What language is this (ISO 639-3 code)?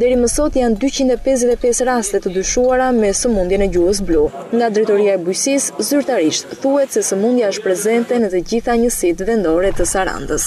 ron